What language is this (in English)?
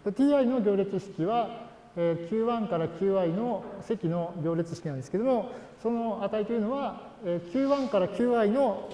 Japanese